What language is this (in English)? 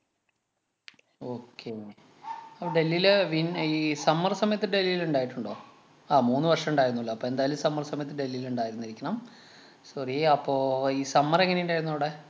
Malayalam